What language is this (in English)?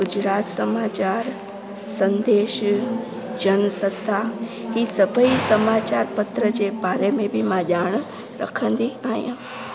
Sindhi